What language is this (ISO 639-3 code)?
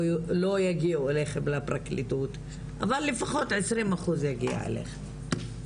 heb